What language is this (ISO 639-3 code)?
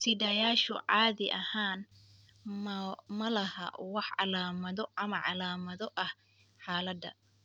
som